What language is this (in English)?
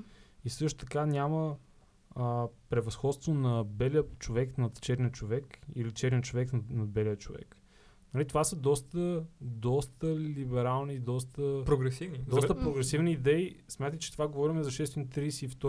Bulgarian